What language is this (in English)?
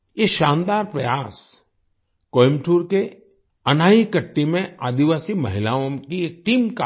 Hindi